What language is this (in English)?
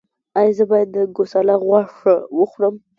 Pashto